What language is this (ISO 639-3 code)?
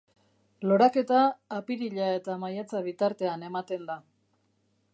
eus